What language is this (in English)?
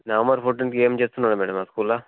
Telugu